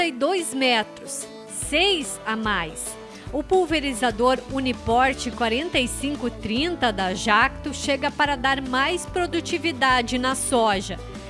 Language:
Portuguese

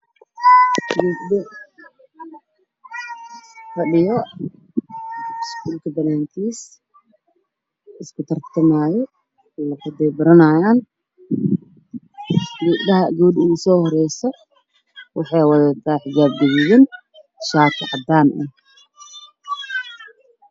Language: Somali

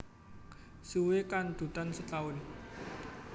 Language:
Javanese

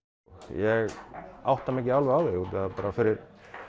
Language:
Icelandic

